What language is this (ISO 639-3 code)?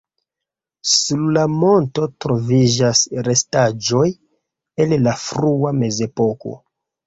epo